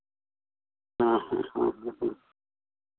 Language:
Hindi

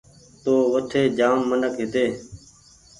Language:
Goaria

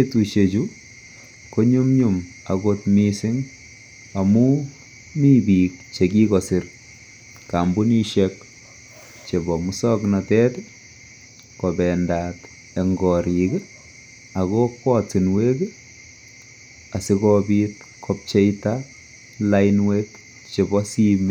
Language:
Kalenjin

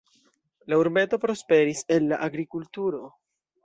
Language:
Esperanto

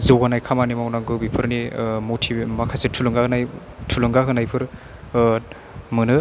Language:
Bodo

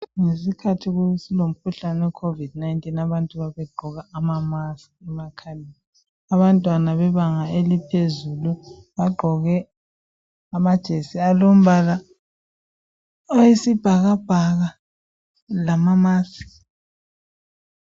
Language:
North Ndebele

